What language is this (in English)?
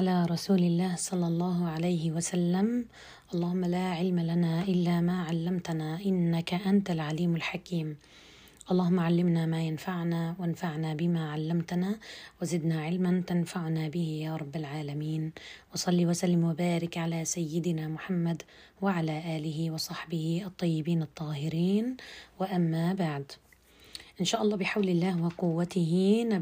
Arabic